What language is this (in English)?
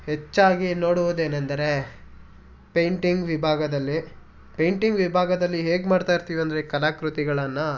Kannada